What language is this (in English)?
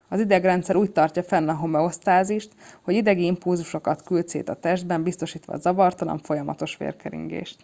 Hungarian